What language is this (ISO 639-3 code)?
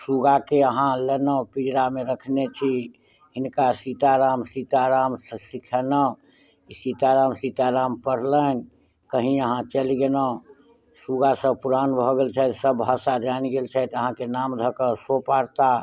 mai